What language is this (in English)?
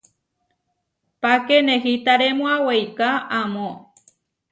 Huarijio